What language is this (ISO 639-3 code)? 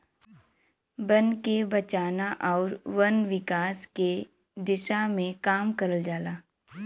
bho